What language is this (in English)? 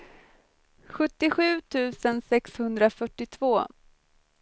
Swedish